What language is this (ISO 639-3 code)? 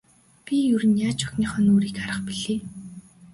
mon